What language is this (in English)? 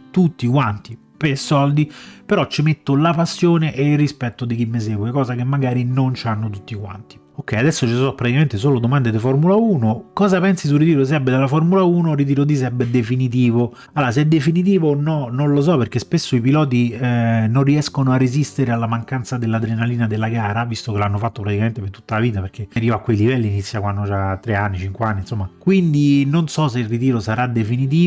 Italian